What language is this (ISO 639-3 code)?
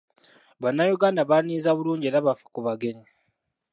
lug